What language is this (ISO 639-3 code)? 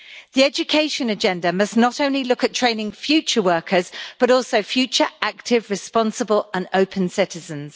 eng